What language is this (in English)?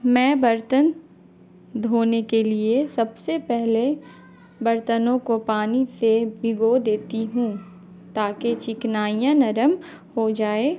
Urdu